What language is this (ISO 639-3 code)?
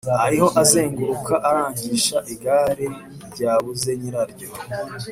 kin